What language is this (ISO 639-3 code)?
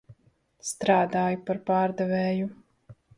lav